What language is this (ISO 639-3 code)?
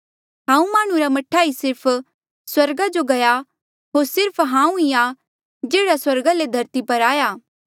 mjl